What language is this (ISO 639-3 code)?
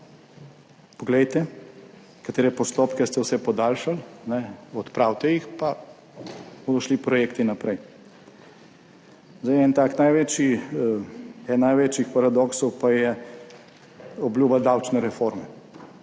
slv